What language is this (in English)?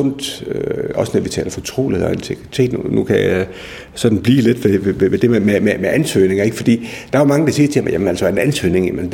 Danish